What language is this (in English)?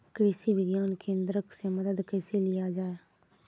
Maithili